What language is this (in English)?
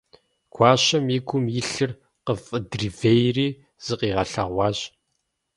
Kabardian